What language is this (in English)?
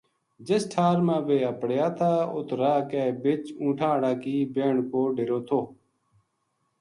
Gujari